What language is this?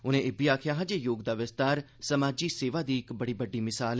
Dogri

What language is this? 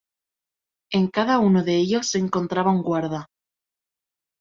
Spanish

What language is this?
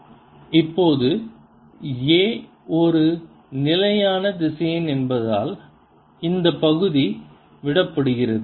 Tamil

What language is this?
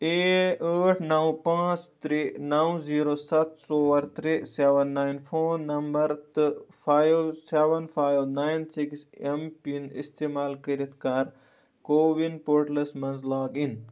Kashmiri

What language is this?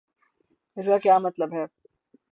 Urdu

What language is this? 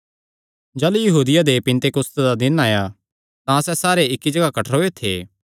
Kangri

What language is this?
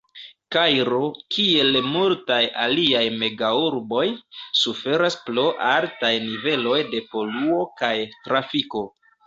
Esperanto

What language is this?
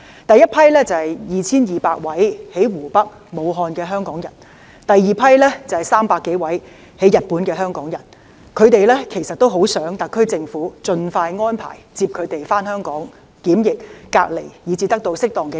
Cantonese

